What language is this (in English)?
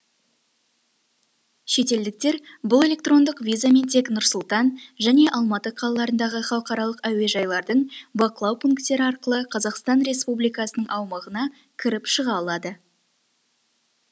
Kazakh